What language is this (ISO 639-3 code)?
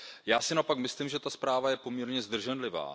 ces